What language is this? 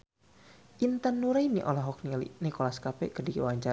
Sundanese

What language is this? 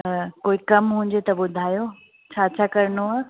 Sindhi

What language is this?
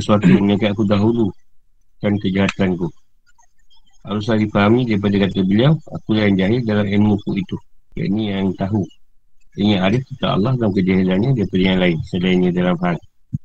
Malay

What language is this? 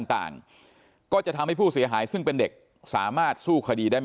Thai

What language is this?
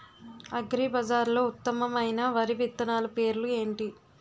Telugu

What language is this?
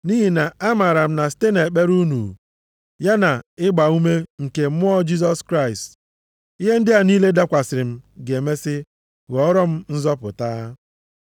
Igbo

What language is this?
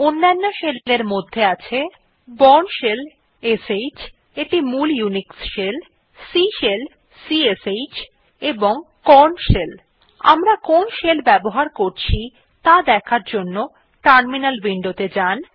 Bangla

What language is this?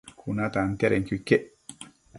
Matsés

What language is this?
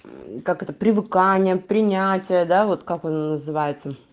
Russian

